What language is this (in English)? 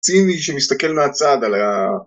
Hebrew